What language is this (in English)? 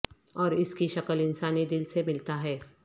Urdu